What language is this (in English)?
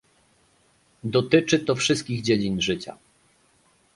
Polish